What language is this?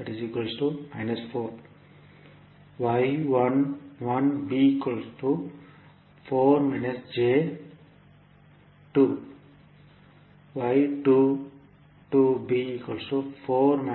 Tamil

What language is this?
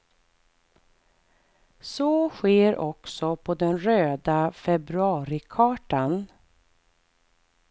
Swedish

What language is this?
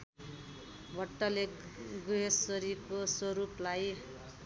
Nepali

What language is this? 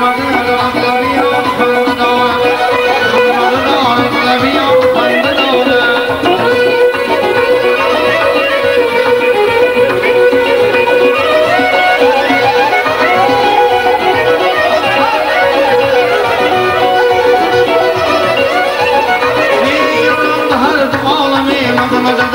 Arabic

